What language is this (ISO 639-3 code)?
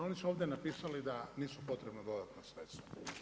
hrv